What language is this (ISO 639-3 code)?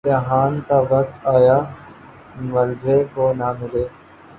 urd